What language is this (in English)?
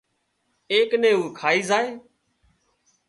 Wadiyara Koli